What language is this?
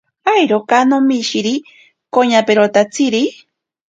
Ashéninka Perené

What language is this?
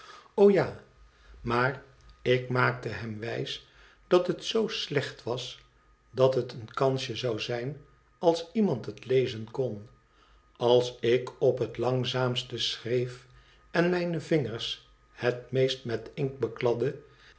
Dutch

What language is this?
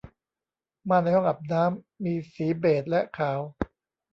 Thai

